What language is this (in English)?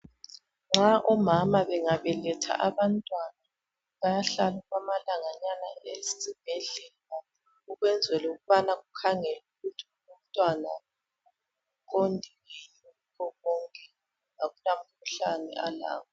North Ndebele